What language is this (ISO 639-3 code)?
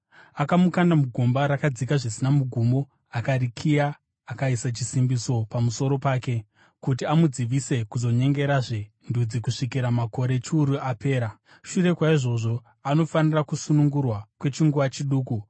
sna